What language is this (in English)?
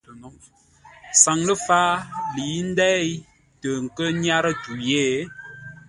Ngombale